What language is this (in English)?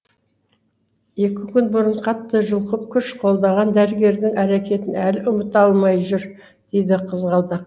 Kazakh